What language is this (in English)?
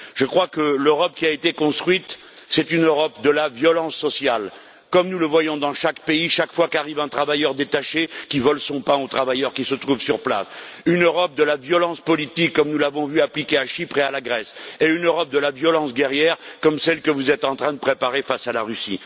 French